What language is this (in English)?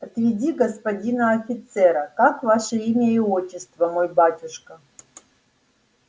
Russian